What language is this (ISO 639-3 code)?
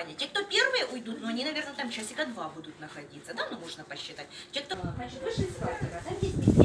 rus